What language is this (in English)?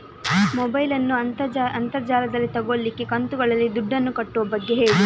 Kannada